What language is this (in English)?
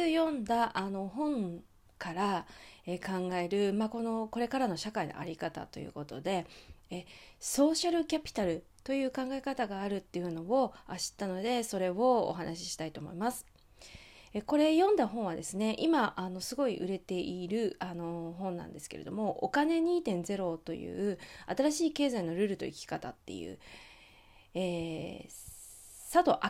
Japanese